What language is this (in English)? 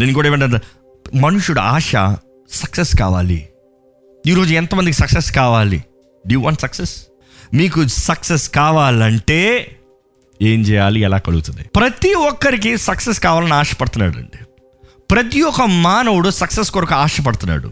Telugu